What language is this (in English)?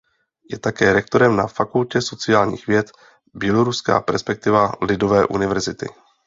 Czech